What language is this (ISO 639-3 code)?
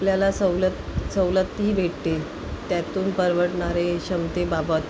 mar